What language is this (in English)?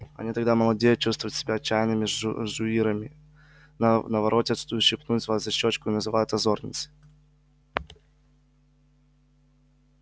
Russian